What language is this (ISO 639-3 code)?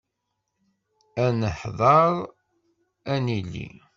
kab